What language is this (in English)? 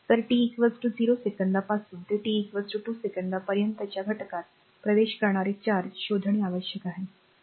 Marathi